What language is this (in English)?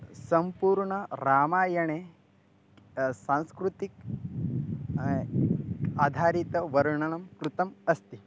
Sanskrit